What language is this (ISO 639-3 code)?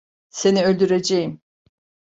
tur